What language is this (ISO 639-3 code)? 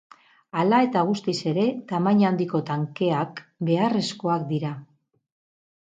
eus